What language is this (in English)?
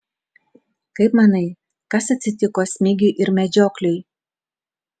Lithuanian